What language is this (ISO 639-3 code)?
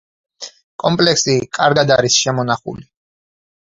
kat